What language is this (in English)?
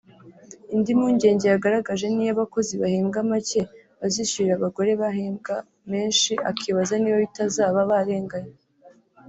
Kinyarwanda